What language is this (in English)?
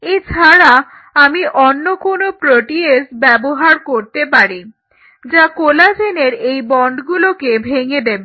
Bangla